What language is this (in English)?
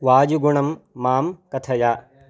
Sanskrit